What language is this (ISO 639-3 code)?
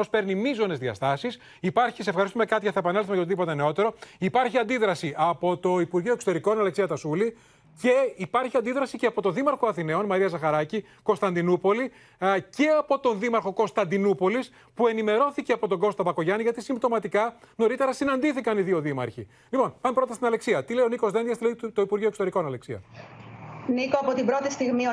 ell